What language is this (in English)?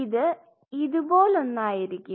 Malayalam